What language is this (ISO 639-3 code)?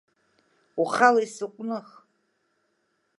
abk